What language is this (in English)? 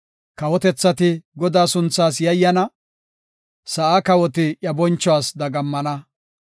Gofa